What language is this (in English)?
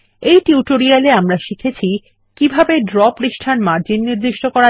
Bangla